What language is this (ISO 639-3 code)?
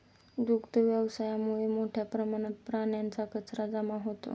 mar